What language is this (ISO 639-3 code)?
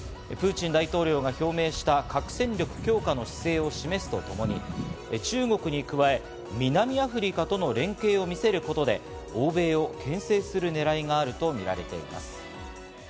jpn